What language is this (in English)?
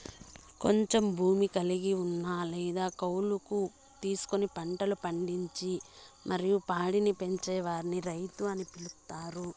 Telugu